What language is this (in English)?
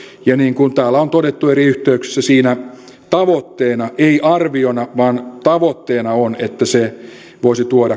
Finnish